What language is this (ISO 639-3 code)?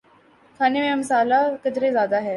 urd